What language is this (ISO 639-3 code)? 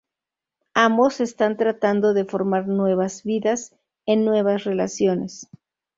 spa